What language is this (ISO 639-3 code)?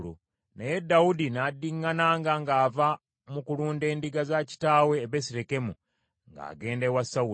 lug